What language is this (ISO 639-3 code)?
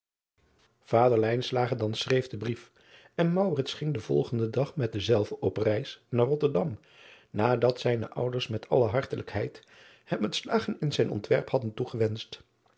nld